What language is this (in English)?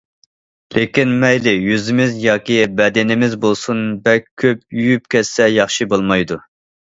Uyghur